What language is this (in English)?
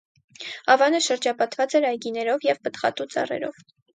Armenian